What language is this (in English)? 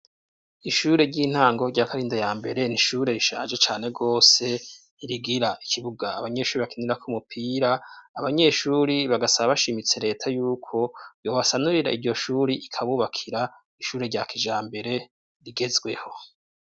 Rundi